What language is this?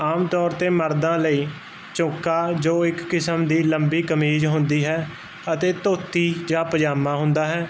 Punjabi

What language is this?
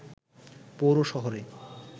Bangla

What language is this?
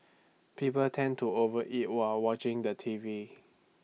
English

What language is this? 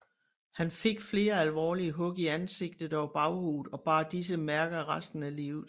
Danish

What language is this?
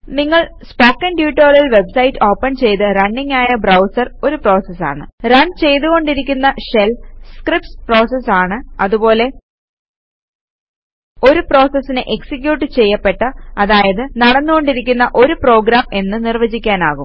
Malayalam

